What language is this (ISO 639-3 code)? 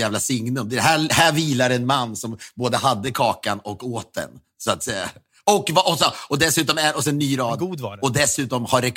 swe